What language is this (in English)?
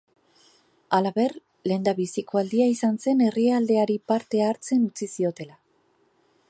Basque